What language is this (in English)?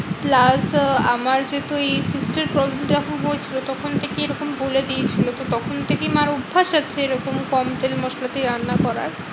Bangla